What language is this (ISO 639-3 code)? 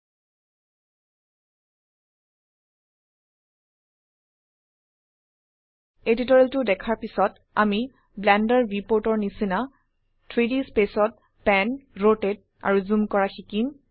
asm